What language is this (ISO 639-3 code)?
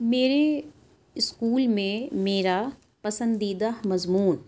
urd